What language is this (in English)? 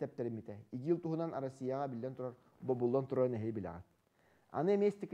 Turkish